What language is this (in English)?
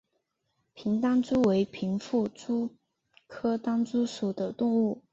Chinese